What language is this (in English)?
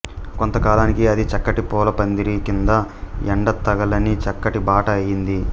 Telugu